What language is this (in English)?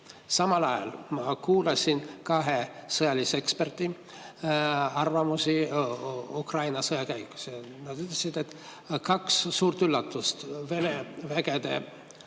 Estonian